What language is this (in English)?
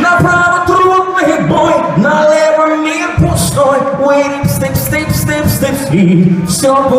Ukrainian